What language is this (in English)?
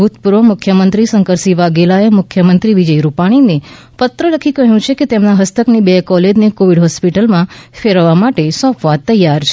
Gujarati